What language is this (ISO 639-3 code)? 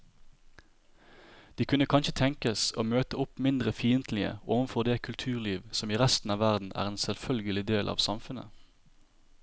nor